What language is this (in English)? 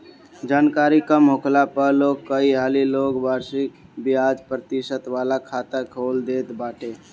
Bhojpuri